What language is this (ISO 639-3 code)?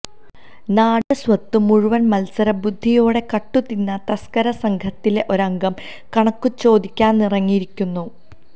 mal